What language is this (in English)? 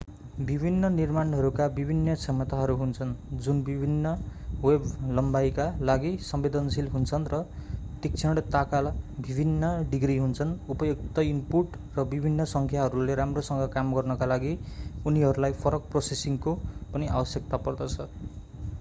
Nepali